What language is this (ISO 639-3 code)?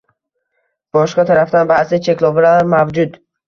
uzb